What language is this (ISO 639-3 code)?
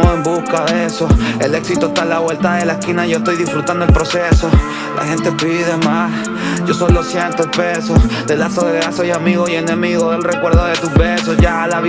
spa